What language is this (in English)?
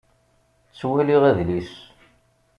Kabyle